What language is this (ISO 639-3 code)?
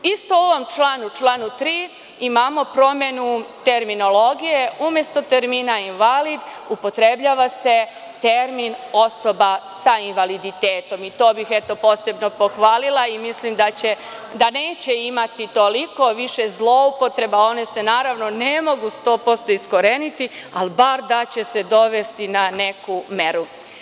srp